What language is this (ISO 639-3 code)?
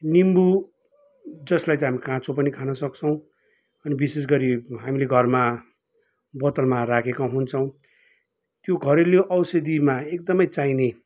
nep